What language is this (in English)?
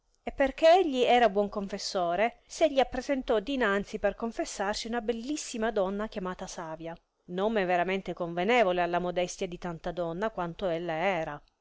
Italian